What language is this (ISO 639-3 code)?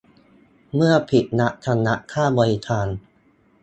tha